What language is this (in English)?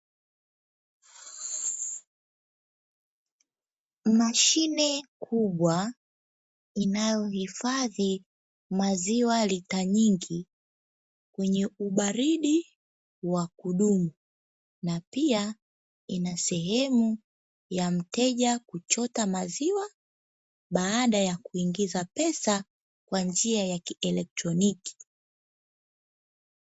Swahili